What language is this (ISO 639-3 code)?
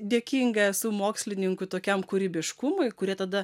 lit